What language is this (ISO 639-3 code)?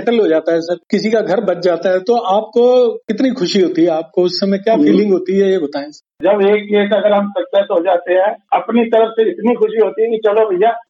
hin